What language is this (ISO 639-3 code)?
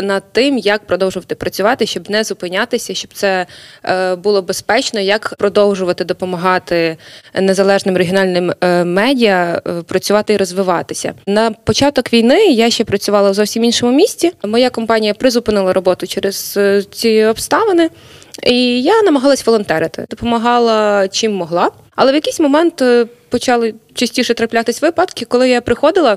ukr